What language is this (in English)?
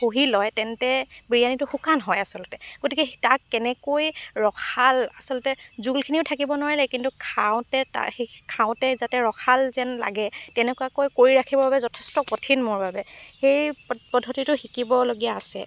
Assamese